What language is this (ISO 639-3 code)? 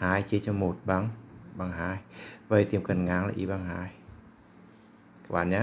vie